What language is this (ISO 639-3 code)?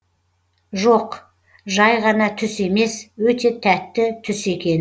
kaz